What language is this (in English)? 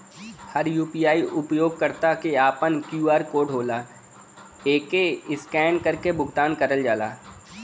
Bhojpuri